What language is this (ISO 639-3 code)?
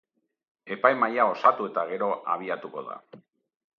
eus